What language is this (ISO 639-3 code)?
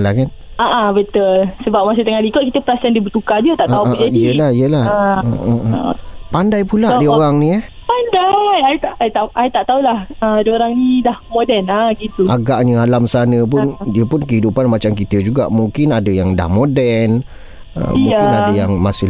msa